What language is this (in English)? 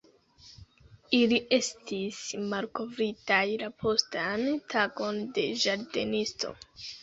Esperanto